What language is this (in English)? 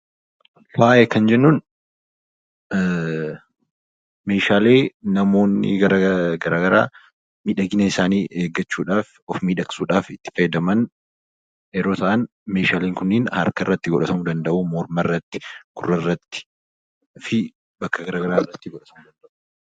Oromo